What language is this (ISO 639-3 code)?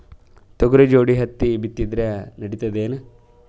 kan